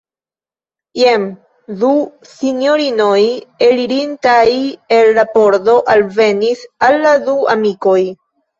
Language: Esperanto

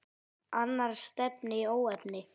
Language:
Icelandic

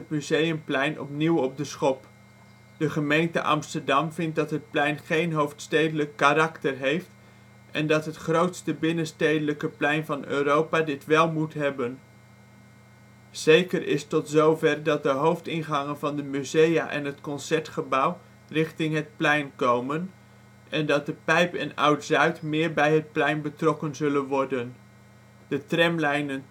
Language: Dutch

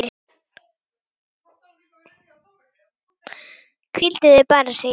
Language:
Icelandic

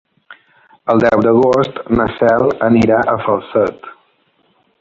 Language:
Catalan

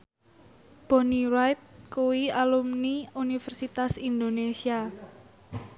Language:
Javanese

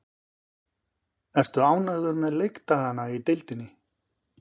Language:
Icelandic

